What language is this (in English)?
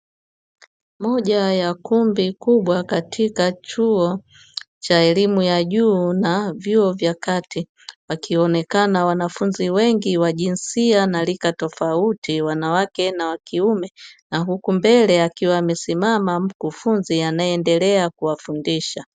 Swahili